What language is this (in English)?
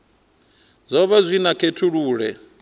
Venda